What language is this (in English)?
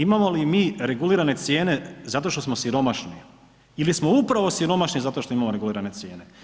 Croatian